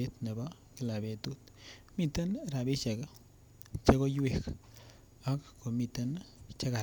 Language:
Kalenjin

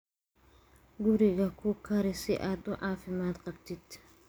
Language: Somali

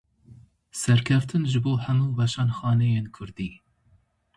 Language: Kurdish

